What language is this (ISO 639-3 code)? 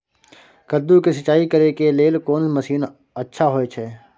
mai